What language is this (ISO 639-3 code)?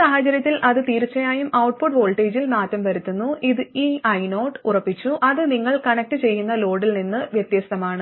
mal